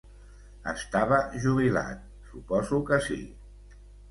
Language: Catalan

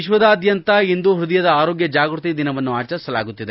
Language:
Kannada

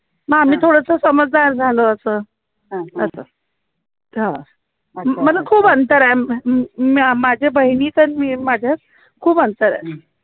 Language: Marathi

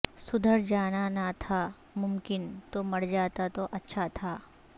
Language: Urdu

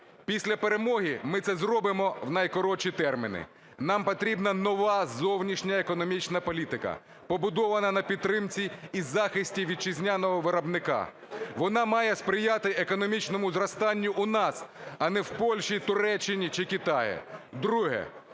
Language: Ukrainian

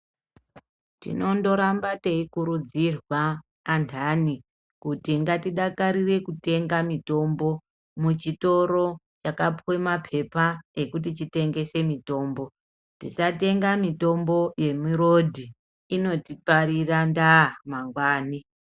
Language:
Ndau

